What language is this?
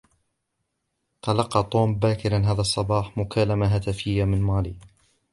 Arabic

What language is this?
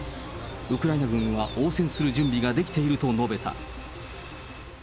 Japanese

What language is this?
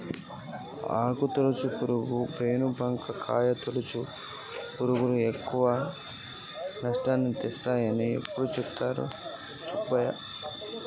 Telugu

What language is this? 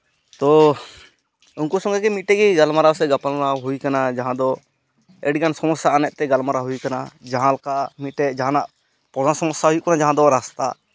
Santali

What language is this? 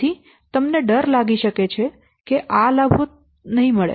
Gujarati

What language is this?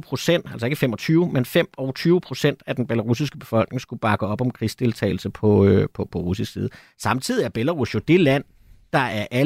Danish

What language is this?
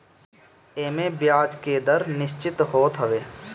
Bhojpuri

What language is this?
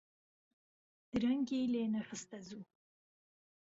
Central Kurdish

